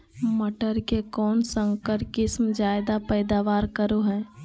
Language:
Magahi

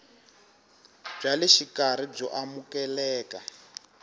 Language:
Tsonga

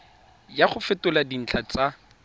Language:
Tswana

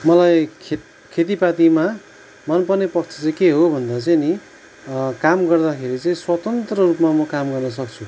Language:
Nepali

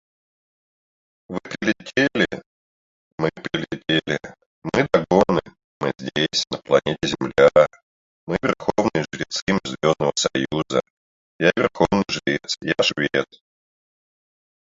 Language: Russian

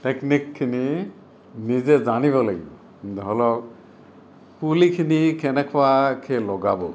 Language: Assamese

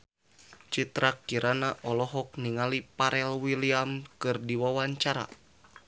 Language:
Sundanese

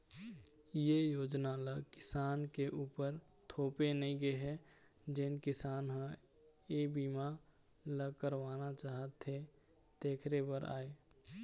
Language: Chhattisgarhi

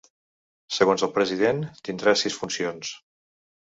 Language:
Catalan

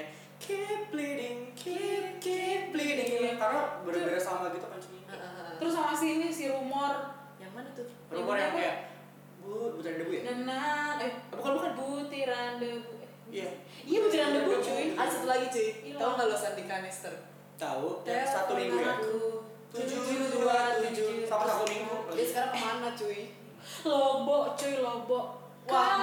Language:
Indonesian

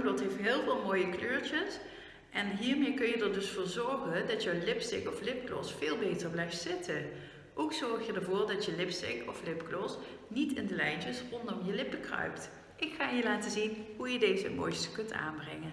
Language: Dutch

